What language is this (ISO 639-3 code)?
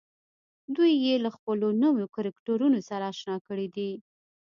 pus